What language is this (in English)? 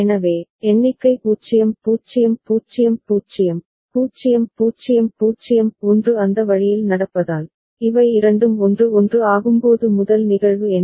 Tamil